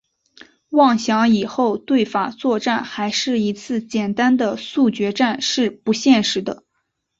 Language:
Chinese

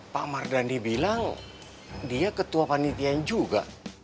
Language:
Indonesian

